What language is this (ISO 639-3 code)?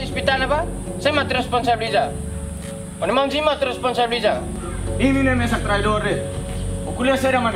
ind